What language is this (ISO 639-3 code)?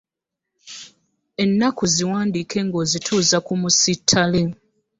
lug